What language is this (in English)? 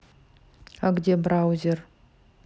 Russian